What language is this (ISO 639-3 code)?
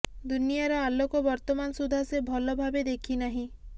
ori